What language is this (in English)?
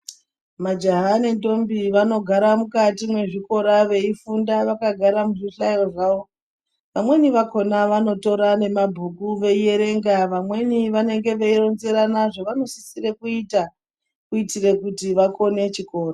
Ndau